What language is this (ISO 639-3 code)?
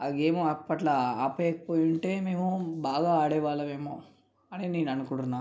tel